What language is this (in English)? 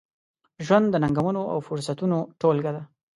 Pashto